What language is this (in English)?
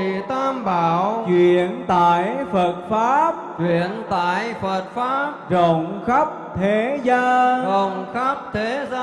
Vietnamese